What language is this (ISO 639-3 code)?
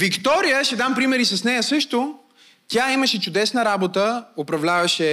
bul